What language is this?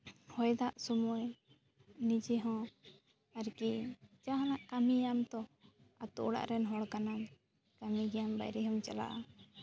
Santali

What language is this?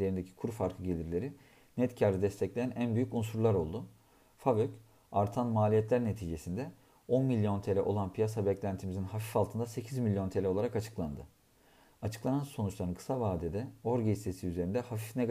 Turkish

